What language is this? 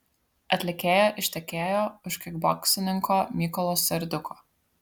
Lithuanian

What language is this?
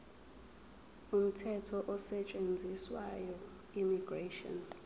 Zulu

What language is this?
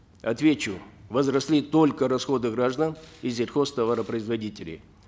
Kazakh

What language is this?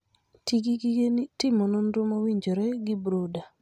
Luo (Kenya and Tanzania)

